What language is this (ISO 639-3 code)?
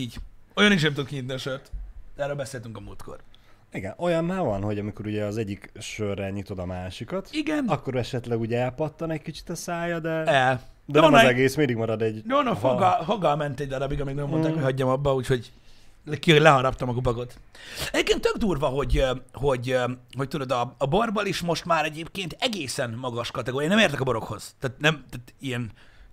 hun